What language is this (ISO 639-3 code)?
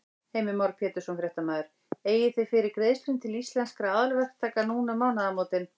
isl